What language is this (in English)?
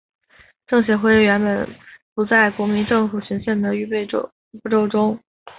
Chinese